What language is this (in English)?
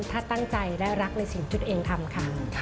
Thai